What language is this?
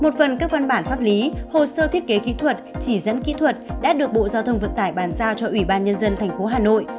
Vietnamese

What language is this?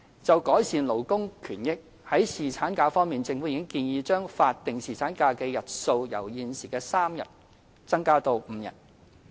Cantonese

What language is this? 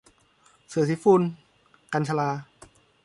Thai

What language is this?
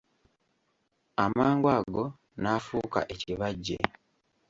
Ganda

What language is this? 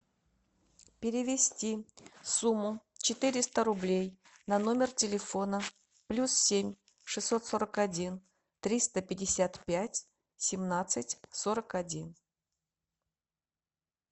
Russian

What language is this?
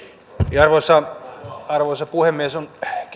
Finnish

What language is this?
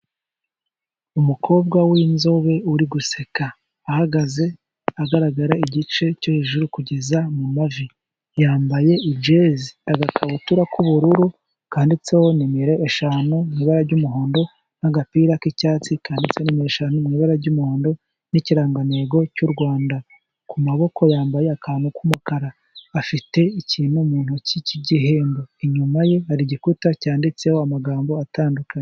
Kinyarwanda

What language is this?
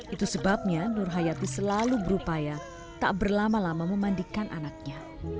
Indonesian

